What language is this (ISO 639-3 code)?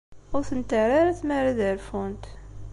kab